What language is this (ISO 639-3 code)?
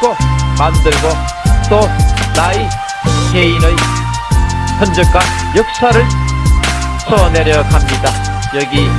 kor